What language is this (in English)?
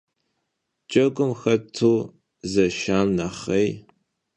Kabardian